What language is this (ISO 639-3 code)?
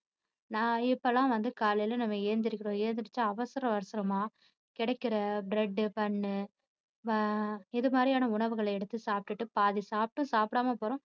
tam